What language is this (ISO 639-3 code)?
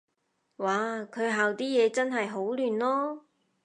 yue